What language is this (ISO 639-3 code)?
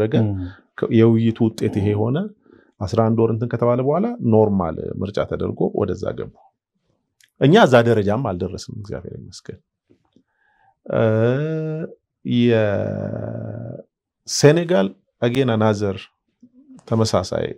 ara